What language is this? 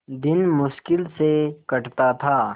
Hindi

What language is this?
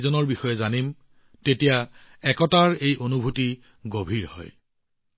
Assamese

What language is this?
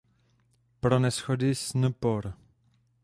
Czech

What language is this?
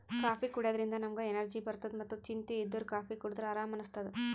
Kannada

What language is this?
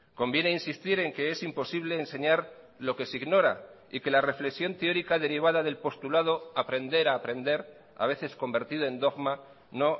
Spanish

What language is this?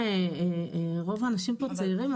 Hebrew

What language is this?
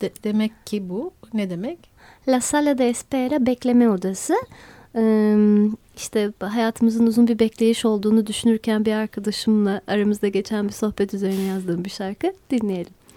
Turkish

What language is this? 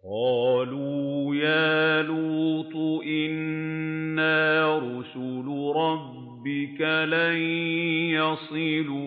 Arabic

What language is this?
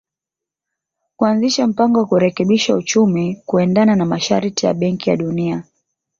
Swahili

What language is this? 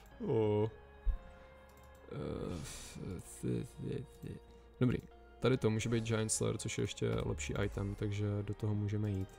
Czech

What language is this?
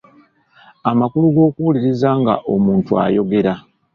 Ganda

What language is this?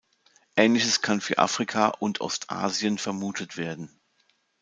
German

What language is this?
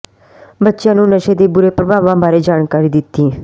Punjabi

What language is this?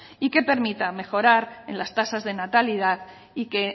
Spanish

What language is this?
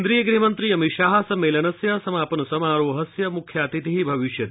Sanskrit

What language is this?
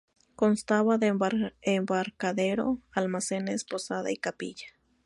Spanish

